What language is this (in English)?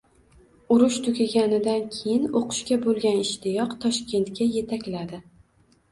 Uzbek